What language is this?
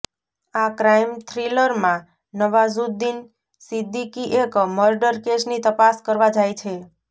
Gujarati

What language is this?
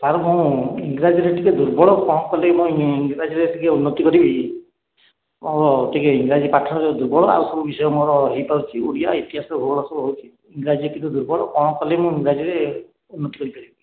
Odia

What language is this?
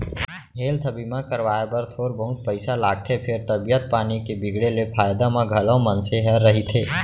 Chhattisgarhi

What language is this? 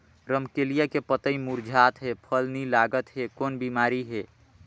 Chhattisgarhi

